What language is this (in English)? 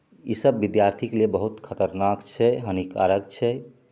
Maithili